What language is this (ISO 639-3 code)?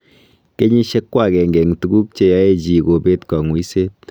kln